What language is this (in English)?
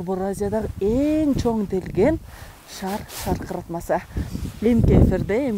Turkish